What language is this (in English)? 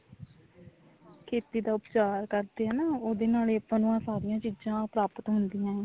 Punjabi